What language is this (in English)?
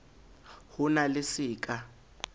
Southern Sotho